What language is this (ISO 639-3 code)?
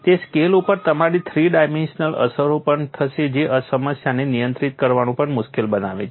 guj